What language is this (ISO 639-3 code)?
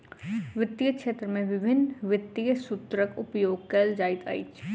mai